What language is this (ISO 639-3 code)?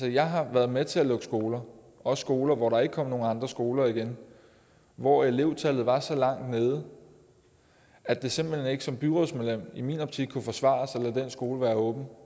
dan